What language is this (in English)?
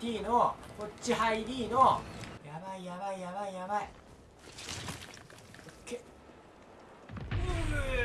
Japanese